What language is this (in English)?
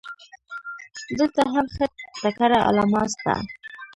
Pashto